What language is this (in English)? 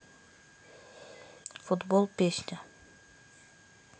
Russian